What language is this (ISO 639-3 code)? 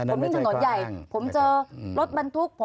tha